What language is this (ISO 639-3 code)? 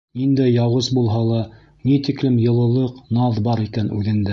bak